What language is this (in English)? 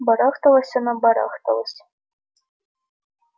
Russian